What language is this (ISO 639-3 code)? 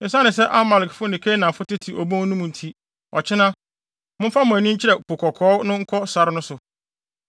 aka